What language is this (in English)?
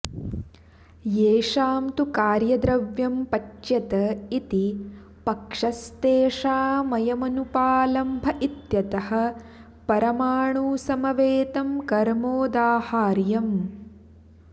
Sanskrit